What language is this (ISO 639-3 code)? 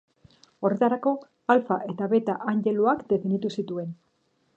eus